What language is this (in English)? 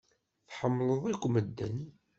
Kabyle